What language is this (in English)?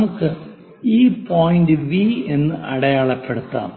Malayalam